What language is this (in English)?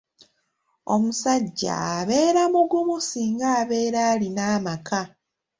Ganda